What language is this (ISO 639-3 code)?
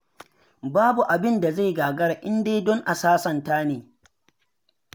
hau